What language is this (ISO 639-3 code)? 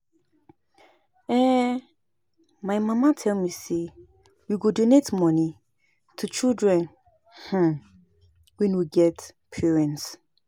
pcm